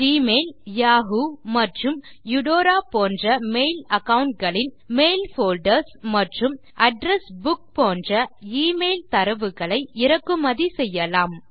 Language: Tamil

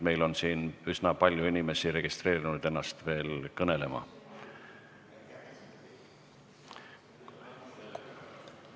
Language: Estonian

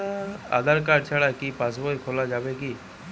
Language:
Bangla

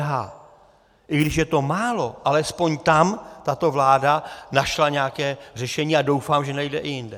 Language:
Czech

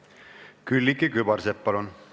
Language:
Estonian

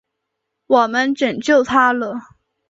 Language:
Chinese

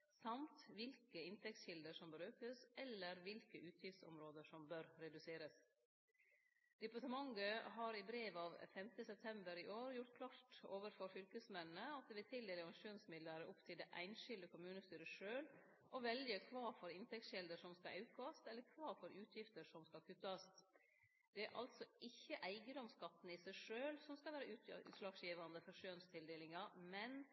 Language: Norwegian Nynorsk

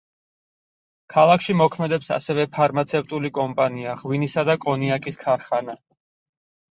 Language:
Georgian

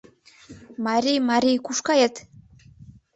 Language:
Mari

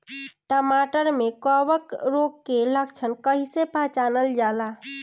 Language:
Bhojpuri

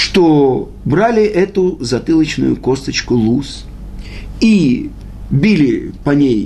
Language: Russian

